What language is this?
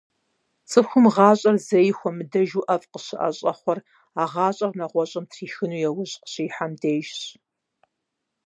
Kabardian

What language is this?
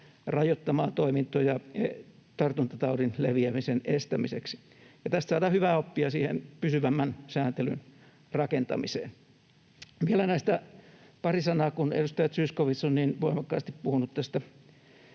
Finnish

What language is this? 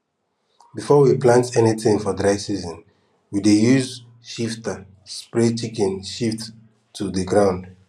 Nigerian Pidgin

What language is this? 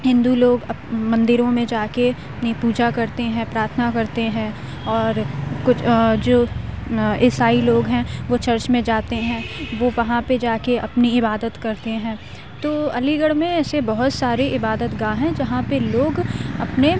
Urdu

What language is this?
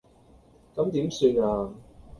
Cantonese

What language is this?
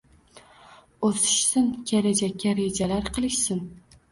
Uzbek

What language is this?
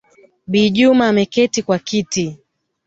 Swahili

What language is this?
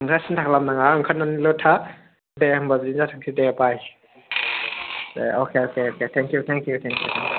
Bodo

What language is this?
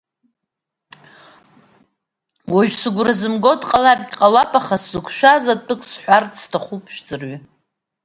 Abkhazian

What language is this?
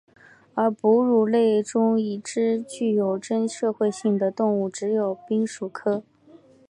Chinese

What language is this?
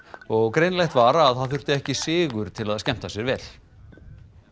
Icelandic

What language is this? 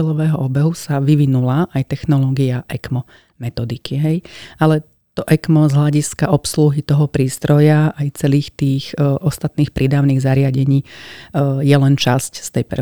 Slovak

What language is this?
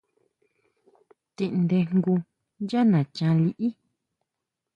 Huautla Mazatec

